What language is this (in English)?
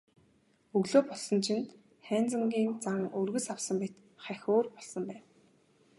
Mongolian